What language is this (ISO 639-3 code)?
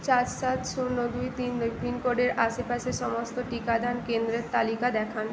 ben